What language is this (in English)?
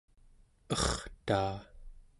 Central Yupik